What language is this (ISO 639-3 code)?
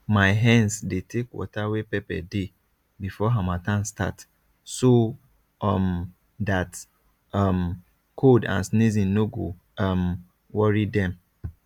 pcm